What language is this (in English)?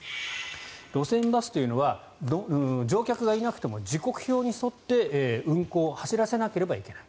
Japanese